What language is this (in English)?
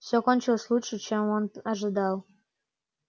Russian